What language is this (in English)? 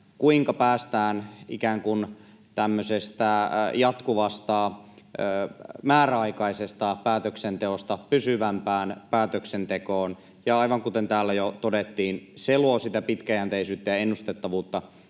Finnish